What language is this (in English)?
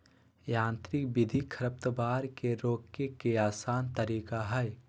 Magahi